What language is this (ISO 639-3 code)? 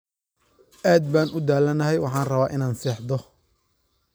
som